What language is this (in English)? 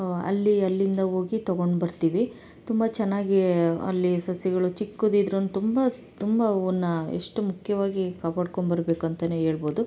Kannada